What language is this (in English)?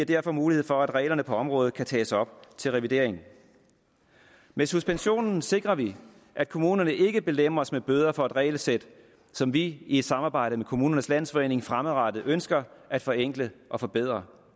Danish